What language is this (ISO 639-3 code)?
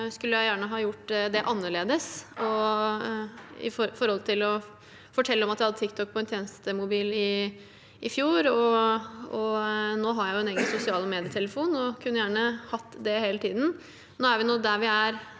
nor